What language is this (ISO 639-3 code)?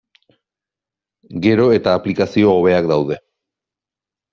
eus